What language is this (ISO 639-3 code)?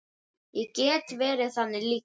isl